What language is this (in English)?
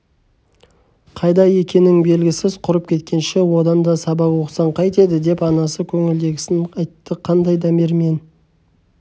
Kazakh